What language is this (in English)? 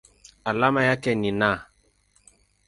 Swahili